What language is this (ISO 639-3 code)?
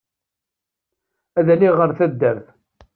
kab